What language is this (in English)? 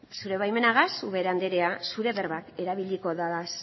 Basque